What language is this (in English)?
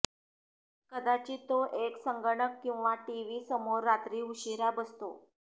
Marathi